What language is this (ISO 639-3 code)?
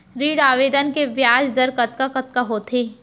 hne